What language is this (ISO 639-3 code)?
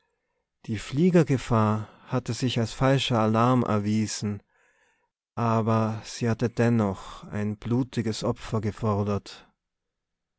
deu